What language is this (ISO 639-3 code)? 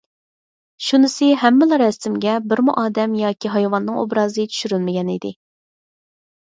uig